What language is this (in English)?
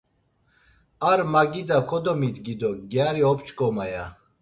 Laz